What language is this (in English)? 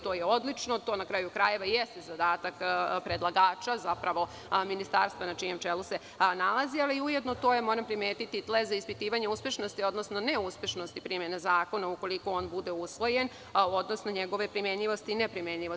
Serbian